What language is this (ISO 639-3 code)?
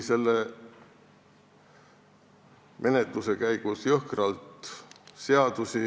est